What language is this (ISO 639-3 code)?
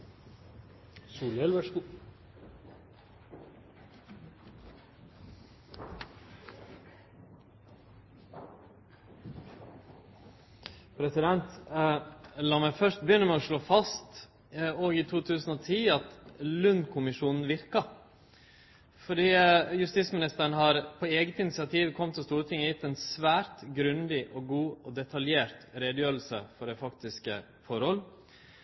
nno